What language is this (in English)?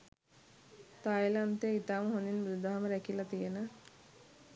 Sinhala